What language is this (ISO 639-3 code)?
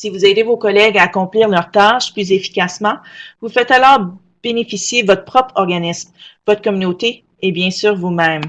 fra